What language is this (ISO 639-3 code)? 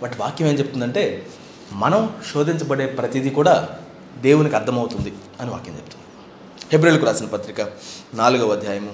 tel